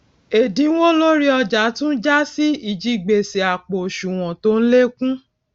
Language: Yoruba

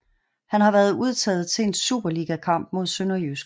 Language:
Danish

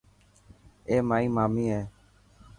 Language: Dhatki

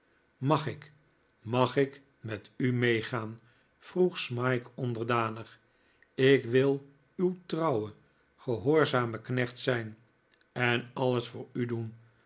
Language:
Dutch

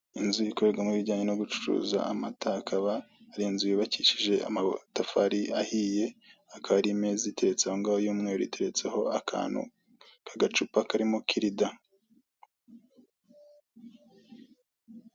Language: Kinyarwanda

